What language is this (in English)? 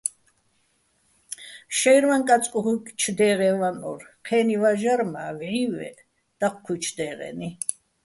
Bats